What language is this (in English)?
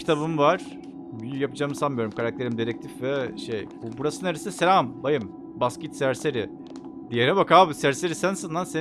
Turkish